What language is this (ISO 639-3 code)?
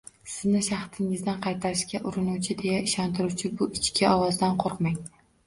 uzb